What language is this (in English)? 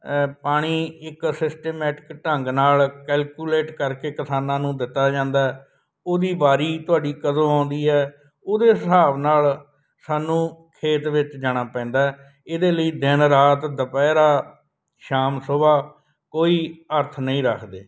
Punjabi